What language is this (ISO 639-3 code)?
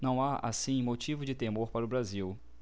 por